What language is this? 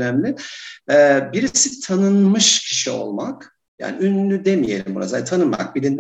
Turkish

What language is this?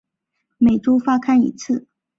Chinese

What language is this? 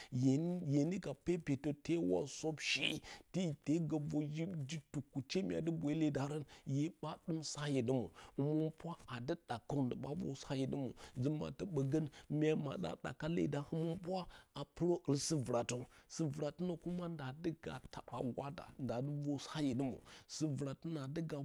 Bacama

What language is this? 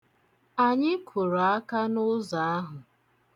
Igbo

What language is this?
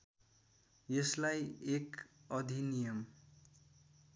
Nepali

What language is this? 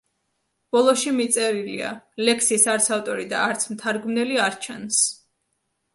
Georgian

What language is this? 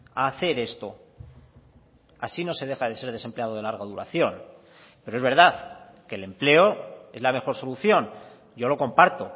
Spanish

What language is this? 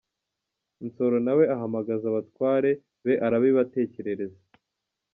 Kinyarwanda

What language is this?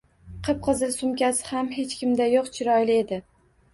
Uzbek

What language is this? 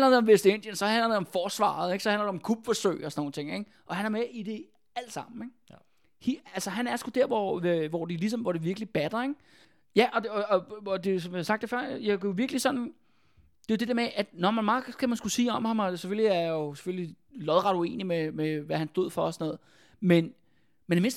Danish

